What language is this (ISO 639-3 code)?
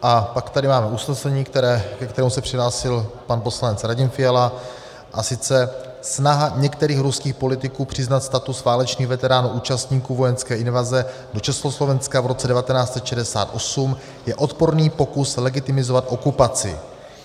ces